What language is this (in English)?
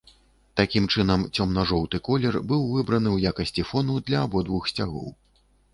Belarusian